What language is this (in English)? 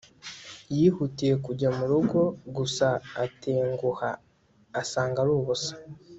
Kinyarwanda